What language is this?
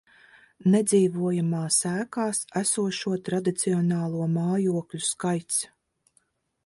Latvian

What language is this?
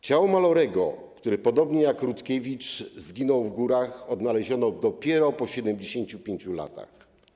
Polish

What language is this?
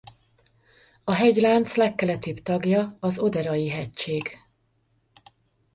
Hungarian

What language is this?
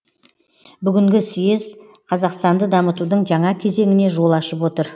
Kazakh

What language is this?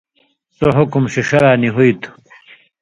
Indus Kohistani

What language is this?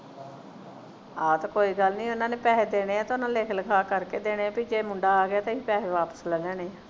Punjabi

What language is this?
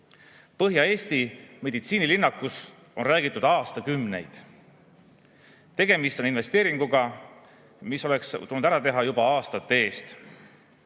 Estonian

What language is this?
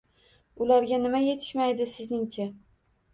Uzbek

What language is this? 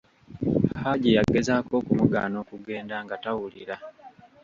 Ganda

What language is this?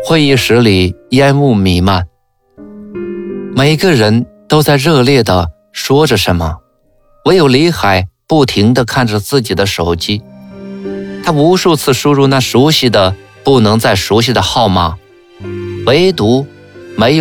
Chinese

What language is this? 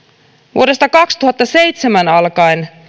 Finnish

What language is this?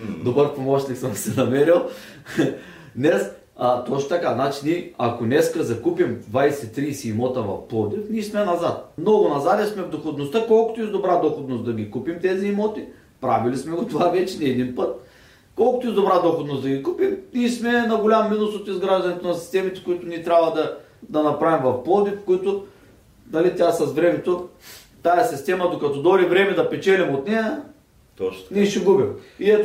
Bulgarian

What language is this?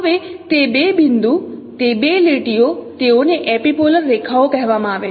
Gujarati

